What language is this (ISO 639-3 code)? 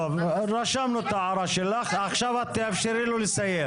heb